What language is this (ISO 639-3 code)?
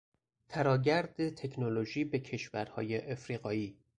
fas